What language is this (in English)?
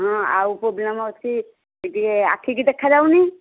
Odia